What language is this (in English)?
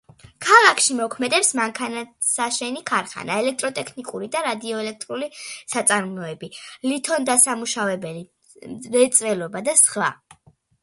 Georgian